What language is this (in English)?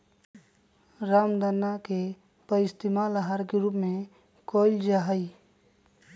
Magahi